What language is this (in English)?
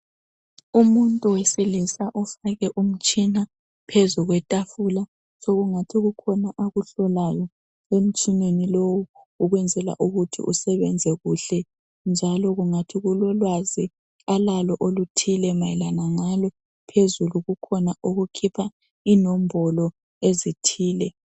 North Ndebele